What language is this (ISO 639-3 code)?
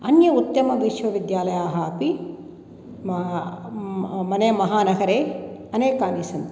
san